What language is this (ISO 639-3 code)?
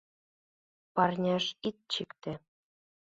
chm